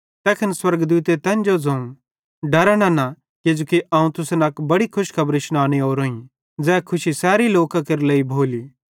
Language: Bhadrawahi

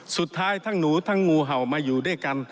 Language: Thai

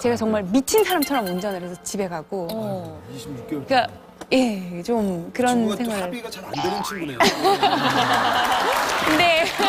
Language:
Korean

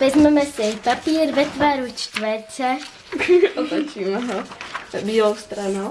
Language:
Czech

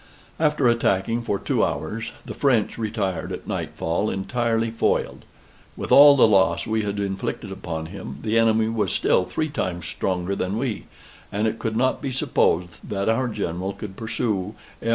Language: English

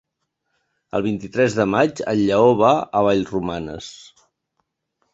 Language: Catalan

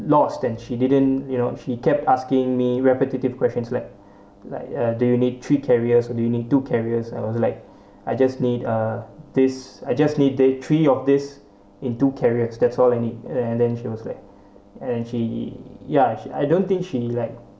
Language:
English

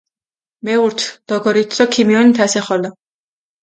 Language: Mingrelian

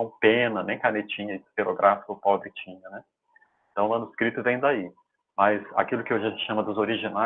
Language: Portuguese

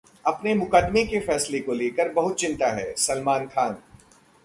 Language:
Hindi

